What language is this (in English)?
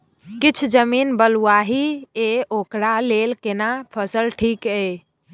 Maithili